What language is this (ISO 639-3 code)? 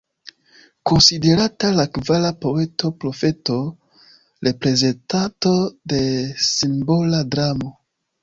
epo